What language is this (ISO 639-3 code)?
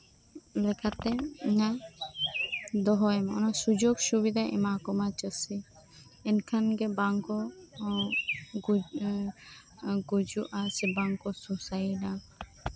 sat